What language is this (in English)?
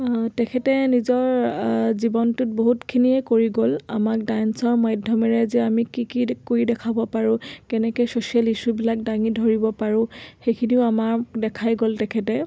Assamese